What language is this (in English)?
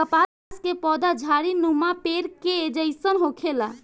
Bhojpuri